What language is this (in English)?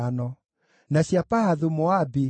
Kikuyu